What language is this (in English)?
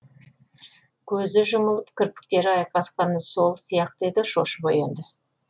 Kazakh